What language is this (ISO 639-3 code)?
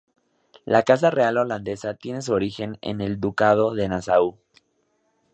spa